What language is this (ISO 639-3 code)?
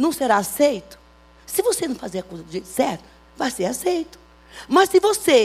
por